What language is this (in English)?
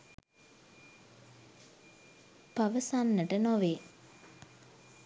Sinhala